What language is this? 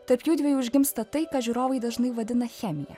Lithuanian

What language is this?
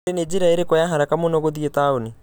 Kikuyu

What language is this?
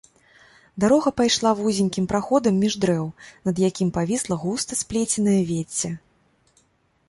Belarusian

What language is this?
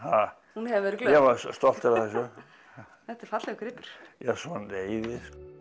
Icelandic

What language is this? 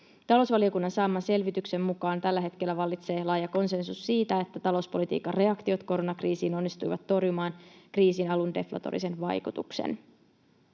Finnish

